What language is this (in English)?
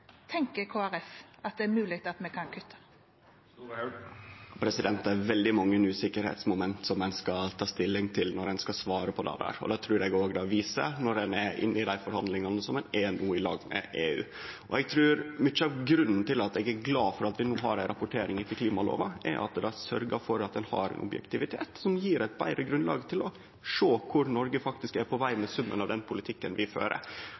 Norwegian